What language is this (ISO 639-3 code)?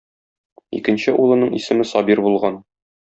tat